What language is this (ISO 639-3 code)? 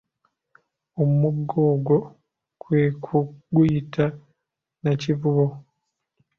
lug